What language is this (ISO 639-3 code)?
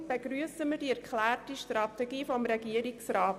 gsw